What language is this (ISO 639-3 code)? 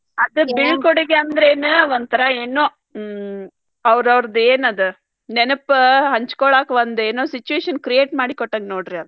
kan